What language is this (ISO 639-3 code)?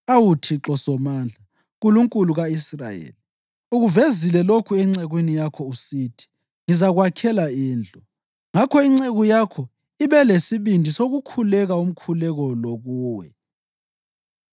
nde